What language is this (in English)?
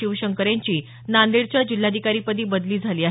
Marathi